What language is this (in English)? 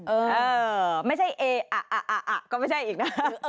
Thai